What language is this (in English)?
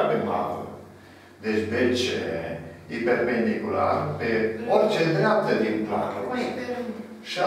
Romanian